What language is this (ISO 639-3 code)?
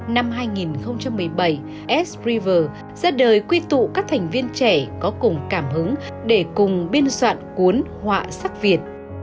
vie